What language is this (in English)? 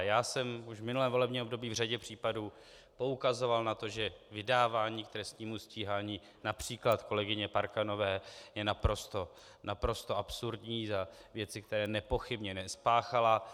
Czech